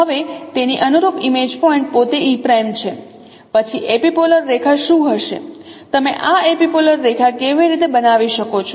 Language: Gujarati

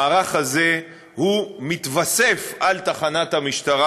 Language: Hebrew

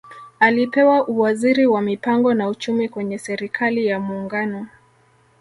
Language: Swahili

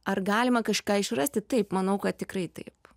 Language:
Lithuanian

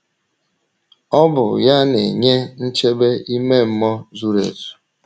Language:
Igbo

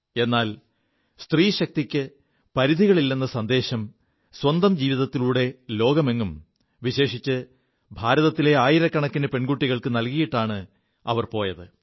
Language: Malayalam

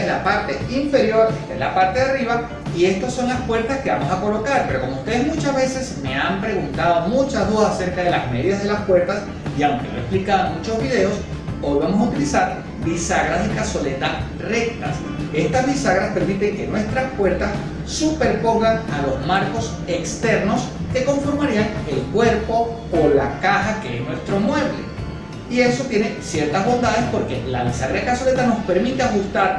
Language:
Spanish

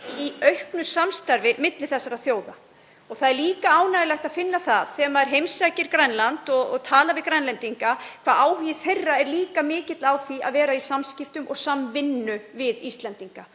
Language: Icelandic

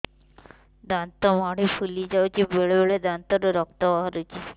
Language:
Odia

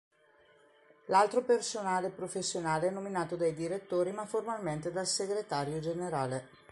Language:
Italian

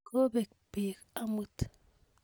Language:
Kalenjin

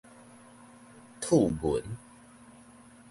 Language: Min Nan Chinese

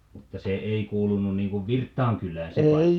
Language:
Finnish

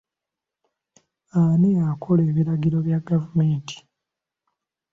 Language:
Ganda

